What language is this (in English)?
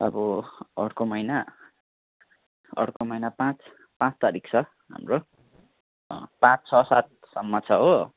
Nepali